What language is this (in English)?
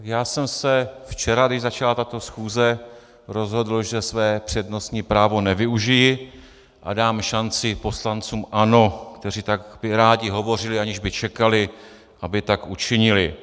Czech